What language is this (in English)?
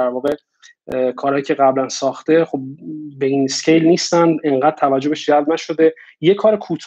Persian